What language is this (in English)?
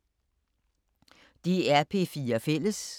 Danish